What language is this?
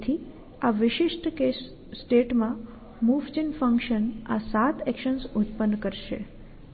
Gujarati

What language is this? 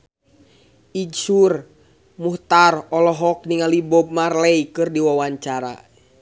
Sundanese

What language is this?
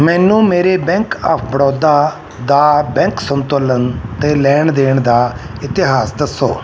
Punjabi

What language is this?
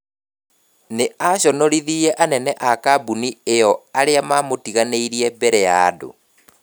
Kikuyu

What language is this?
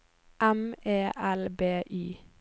Norwegian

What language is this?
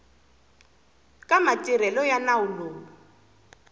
Tsonga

